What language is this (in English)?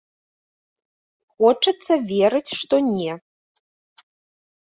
Belarusian